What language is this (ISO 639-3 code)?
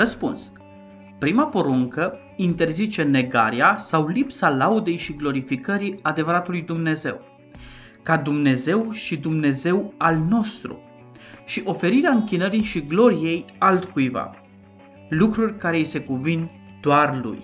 ron